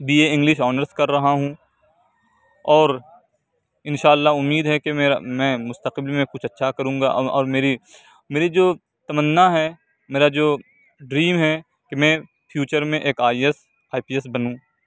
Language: Urdu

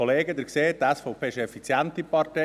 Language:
Swiss German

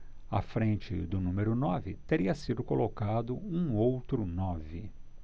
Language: Portuguese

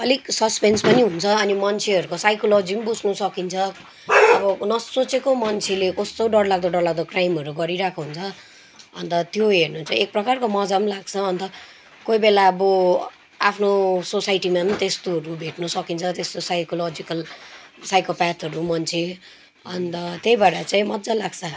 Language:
Nepali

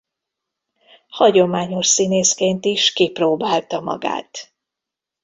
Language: Hungarian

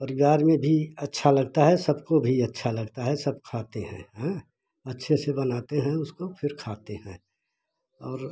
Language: Hindi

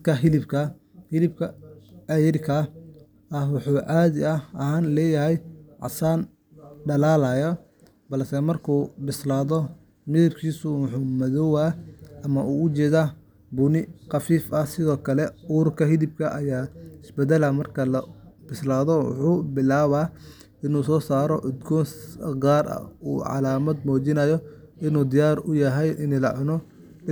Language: Somali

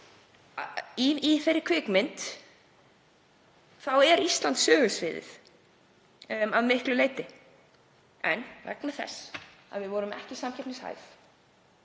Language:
Icelandic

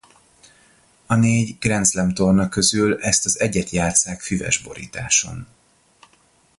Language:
Hungarian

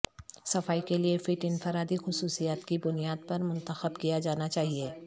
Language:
Urdu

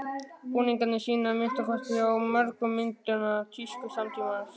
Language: Icelandic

